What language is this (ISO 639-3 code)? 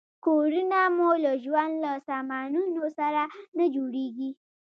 pus